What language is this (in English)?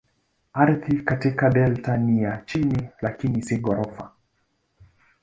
Swahili